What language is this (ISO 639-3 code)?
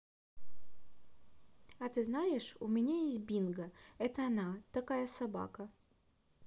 rus